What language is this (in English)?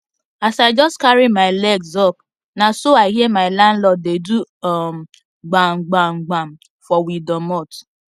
Nigerian Pidgin